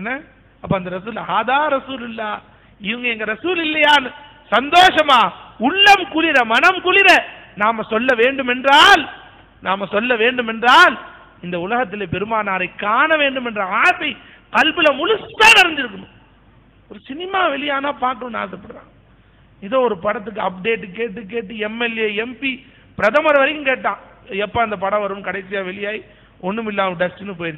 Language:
Arabic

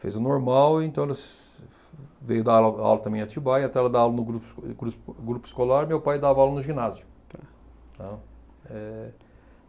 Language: Portuguese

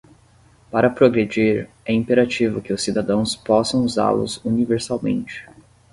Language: Portuguese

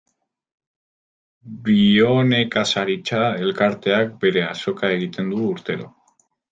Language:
Basque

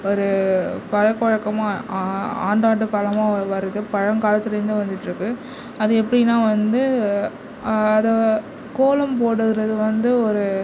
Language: Tamil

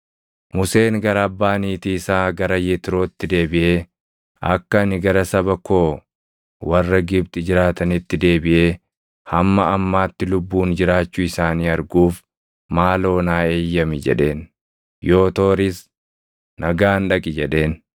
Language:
Oromo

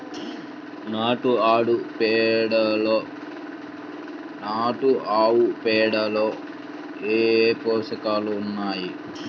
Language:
Telugu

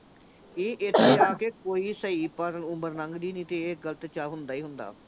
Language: Punjabi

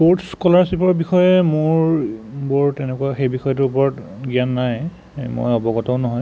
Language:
Assamese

